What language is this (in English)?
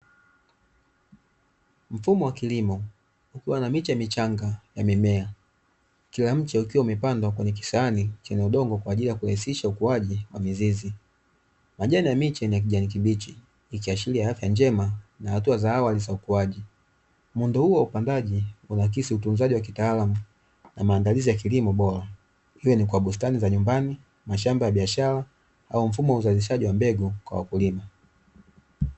Swahili